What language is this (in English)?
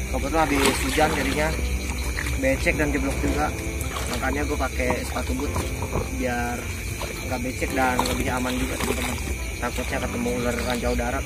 Indonesian